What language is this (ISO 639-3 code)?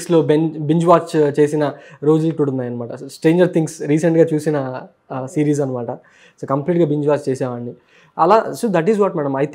tel